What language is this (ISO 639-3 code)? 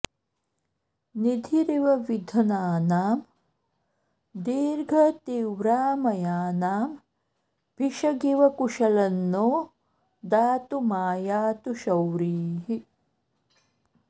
san